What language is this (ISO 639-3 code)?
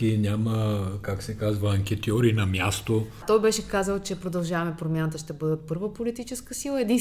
bul